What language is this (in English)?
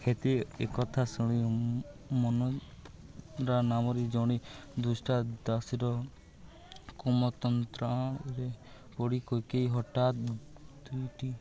Odia